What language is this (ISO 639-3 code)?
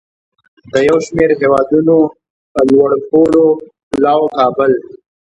pus